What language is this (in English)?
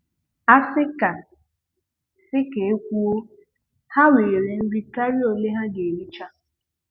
Igbo